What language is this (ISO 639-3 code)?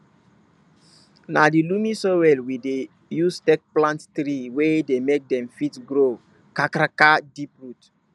pcm